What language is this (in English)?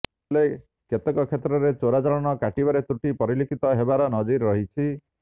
Odia